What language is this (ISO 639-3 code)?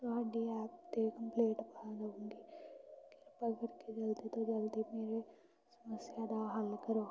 pan